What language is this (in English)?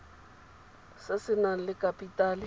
Tswana